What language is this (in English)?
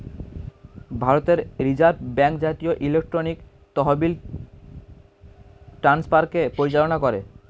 Bangla